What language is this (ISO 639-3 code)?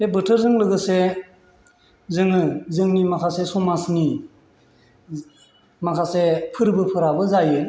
brx